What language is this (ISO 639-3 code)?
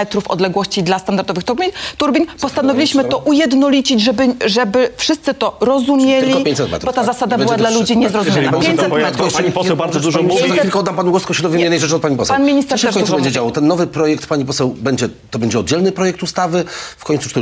pol